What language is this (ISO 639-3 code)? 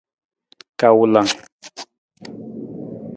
nmz